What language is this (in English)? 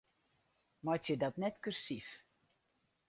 Western Frisian